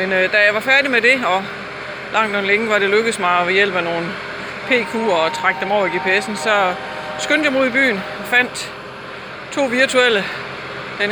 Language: Danish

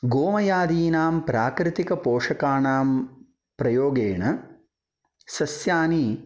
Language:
Sanskrit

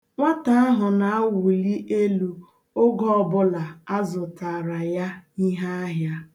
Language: Igbo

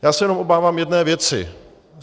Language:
Czech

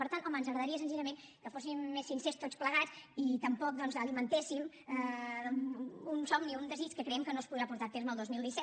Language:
Catalan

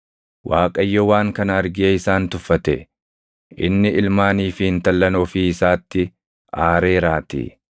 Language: Oromo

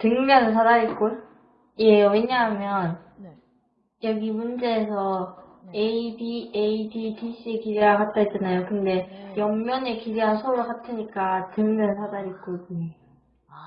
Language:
Korean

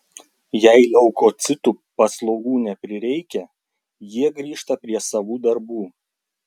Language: Lithuanian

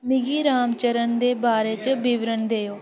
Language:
Dogri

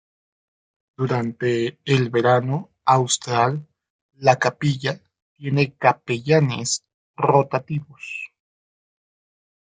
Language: Spanish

